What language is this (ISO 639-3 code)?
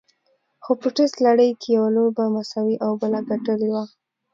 pus